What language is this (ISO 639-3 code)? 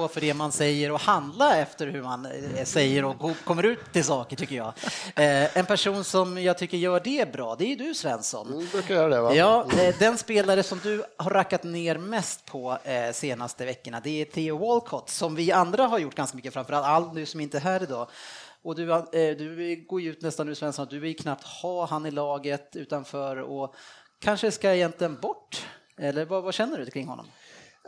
swe